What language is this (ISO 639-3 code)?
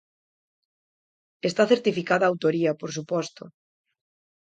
glg